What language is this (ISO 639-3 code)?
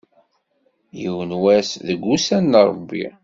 kab